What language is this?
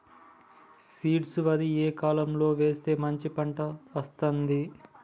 Telugu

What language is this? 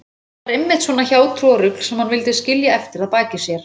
Icelandic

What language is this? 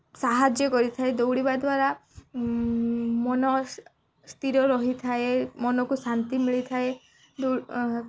Odia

